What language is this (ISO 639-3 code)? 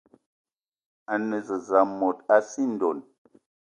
eto